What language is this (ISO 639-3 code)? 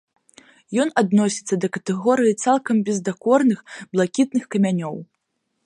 bel